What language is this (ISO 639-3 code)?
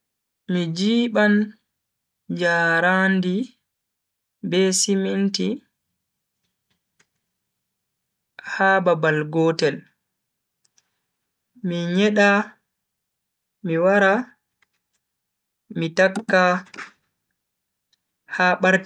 fui